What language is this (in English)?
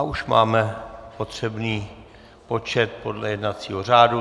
Czech